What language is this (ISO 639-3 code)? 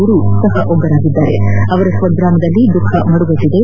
kan